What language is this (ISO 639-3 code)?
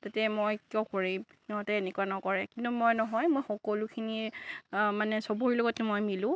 asm